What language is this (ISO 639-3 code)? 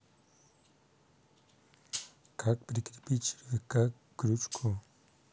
rus